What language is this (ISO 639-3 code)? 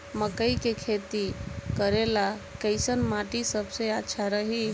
bho